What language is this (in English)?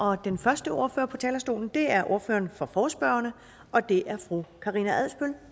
Danish